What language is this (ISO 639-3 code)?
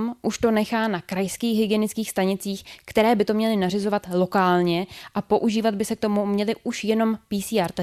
ces